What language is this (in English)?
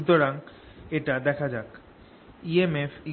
Bangla